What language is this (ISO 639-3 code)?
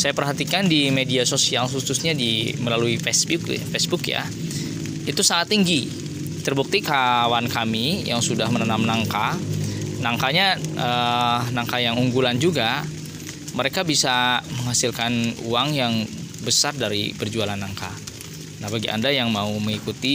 ind